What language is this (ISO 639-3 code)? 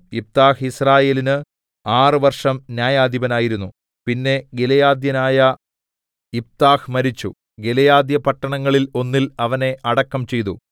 mal